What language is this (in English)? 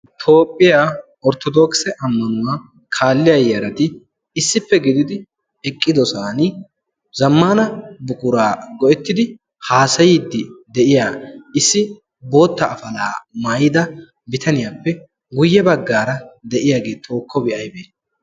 Wolaytta